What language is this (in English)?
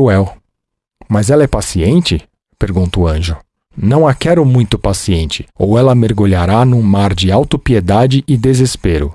Portuguese